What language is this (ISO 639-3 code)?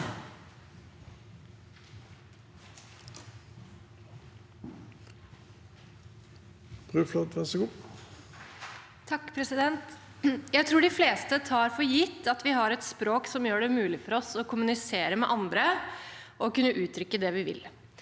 nor